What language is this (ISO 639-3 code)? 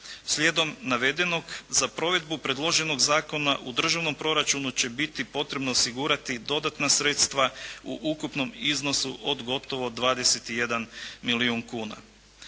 hrv